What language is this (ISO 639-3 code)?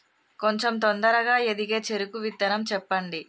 tel